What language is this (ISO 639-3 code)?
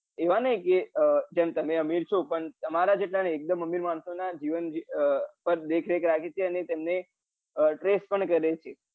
guj